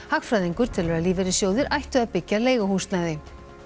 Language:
Icelandic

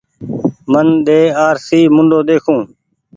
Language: Goaria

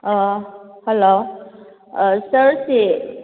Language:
Manipuri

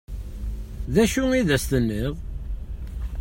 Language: Kabyle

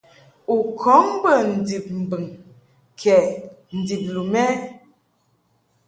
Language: Mungaka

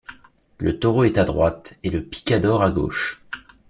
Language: French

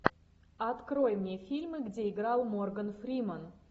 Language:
Russian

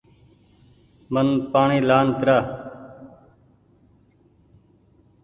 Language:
Goaria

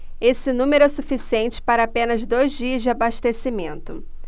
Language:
Portuguese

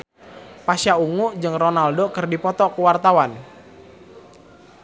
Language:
Sundanese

